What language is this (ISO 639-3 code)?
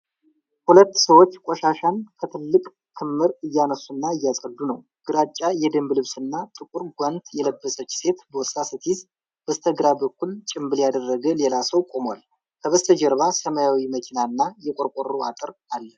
amh